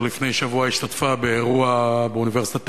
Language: Hebrew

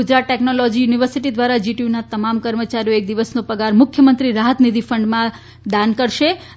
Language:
Gujarati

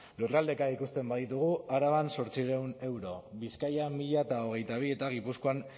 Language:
Basque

